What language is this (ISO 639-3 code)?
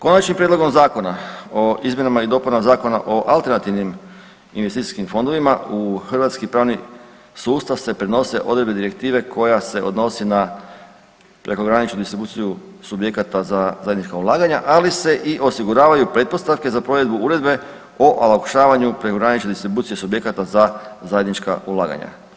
hrv